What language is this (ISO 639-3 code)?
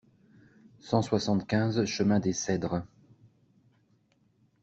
fra